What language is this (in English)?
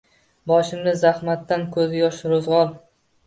Uzbek